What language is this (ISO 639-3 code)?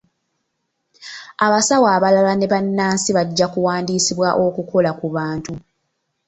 lug